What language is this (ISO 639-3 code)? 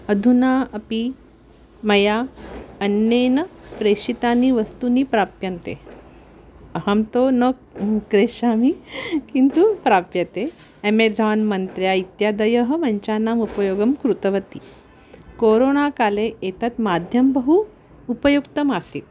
san